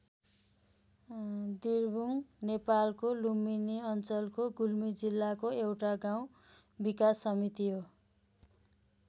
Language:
Nepali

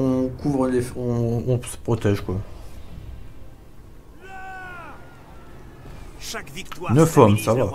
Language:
French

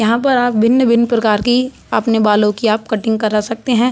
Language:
Hindi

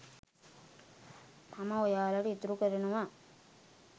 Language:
Sinhala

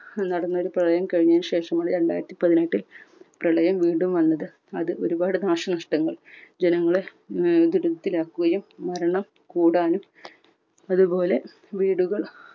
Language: Malayalam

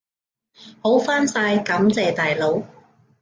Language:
Cantonese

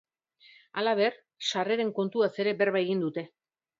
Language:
Basque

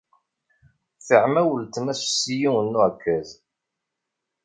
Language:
Kabyle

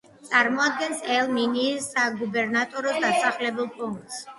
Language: Georgian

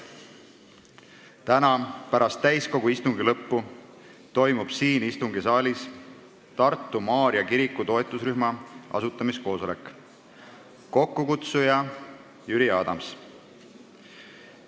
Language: Estonian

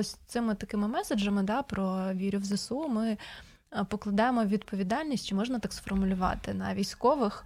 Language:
Ukrainian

